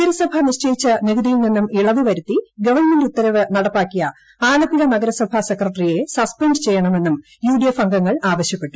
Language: Malayalam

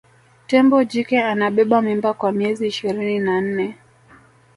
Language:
Swahili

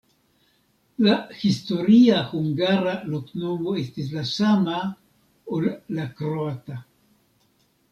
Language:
Esperanto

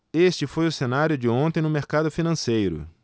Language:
Portuguese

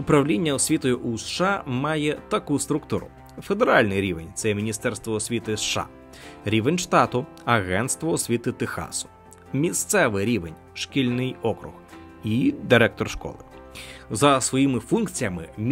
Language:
Ukrainian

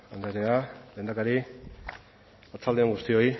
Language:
Basque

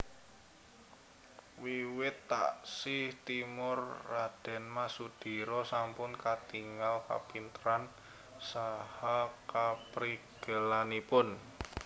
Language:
Javanese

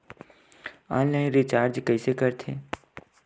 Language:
Chhattisgarhi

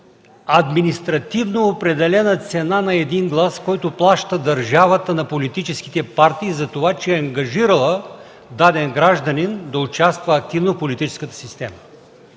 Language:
Bulgarian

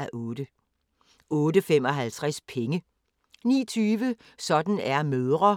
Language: Danish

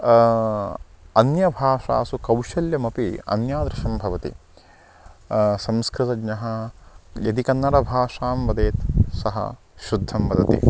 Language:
Sanskrit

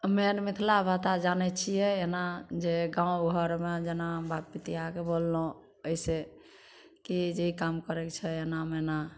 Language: Maithili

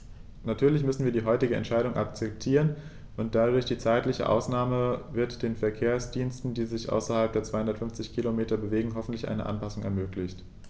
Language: German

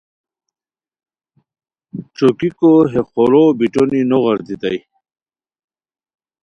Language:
Khowar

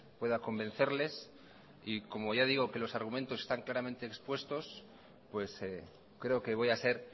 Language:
Spanish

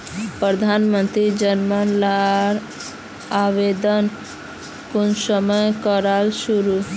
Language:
Magahi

